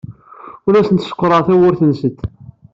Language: Kabyle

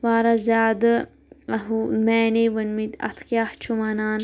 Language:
Kashmiri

